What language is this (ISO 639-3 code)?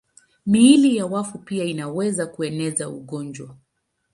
swa